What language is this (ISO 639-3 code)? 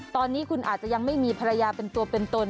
tha